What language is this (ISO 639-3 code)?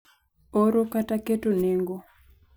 luo